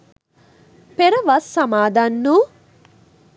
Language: Sinhala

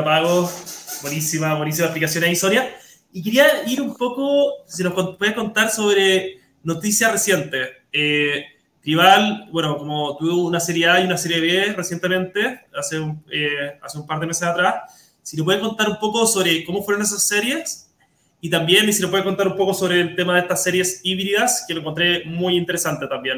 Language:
Spanish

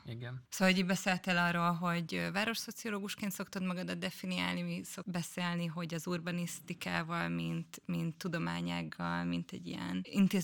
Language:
Hungarian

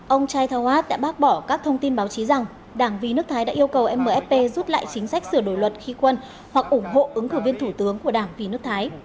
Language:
Vietnamese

